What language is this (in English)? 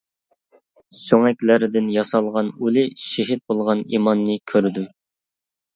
Uyghur